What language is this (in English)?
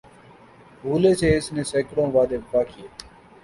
Urdu